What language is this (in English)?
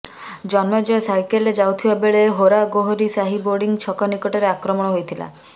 Odia